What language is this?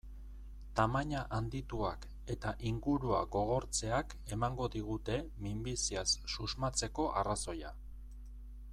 Basque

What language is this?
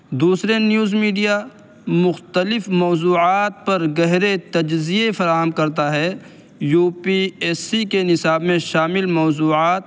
Urdu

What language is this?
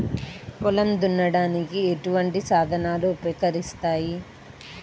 Telugu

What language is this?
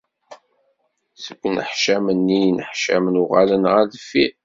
Kabyle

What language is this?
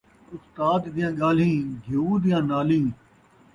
Saraiki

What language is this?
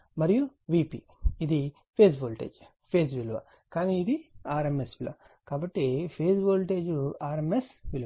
Telugu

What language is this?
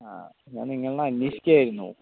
Malayalam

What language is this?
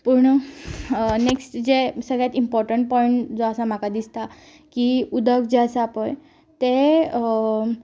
Konkani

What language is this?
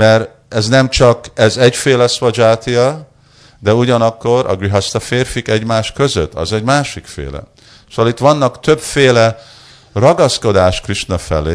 Hungarian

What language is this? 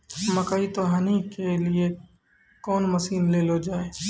Maithili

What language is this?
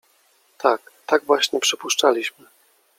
Polish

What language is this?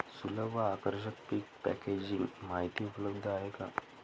Marathi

